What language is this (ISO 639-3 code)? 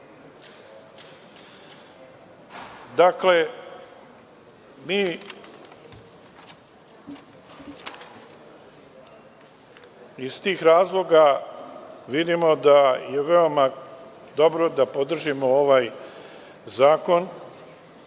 srp